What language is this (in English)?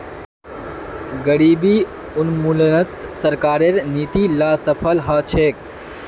Magahi